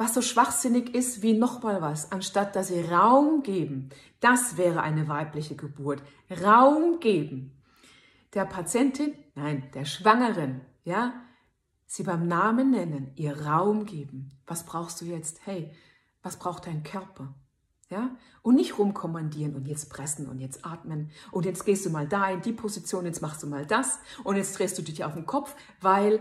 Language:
German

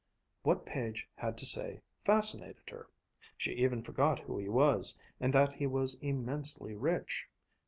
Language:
English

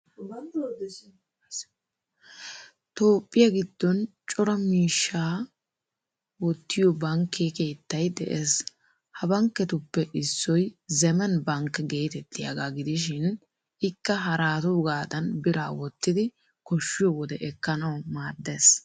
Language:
Wolaytta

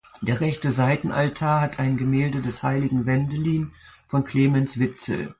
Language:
German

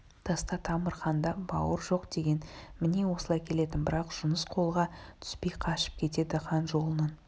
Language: Kazakh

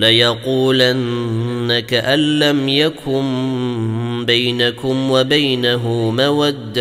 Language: Arabic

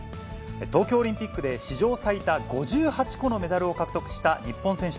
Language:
Japanese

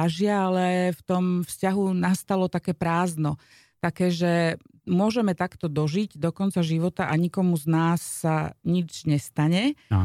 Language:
Slovak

